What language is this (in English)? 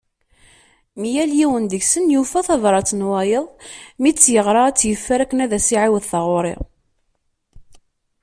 Kabyle